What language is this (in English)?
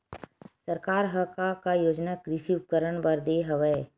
Chhattisgarhi